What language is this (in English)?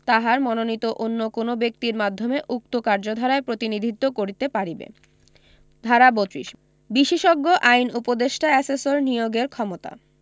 Bangla